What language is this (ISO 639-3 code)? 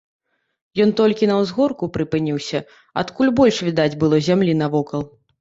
bel